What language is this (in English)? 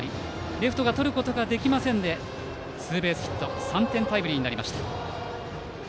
Japanese